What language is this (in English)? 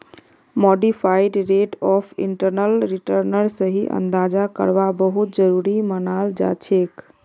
Magahi